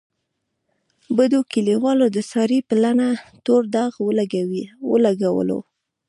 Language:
Pashto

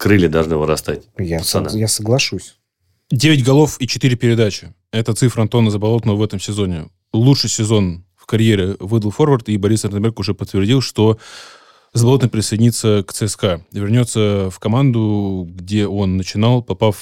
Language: Russian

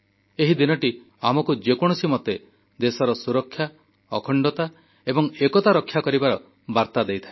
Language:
Odia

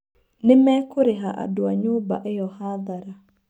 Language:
Kikuyu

